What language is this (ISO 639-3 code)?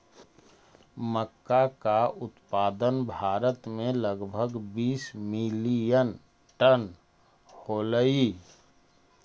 mag